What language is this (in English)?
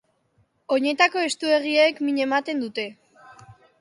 Basque